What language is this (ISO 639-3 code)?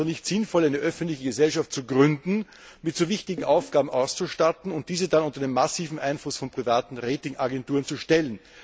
deu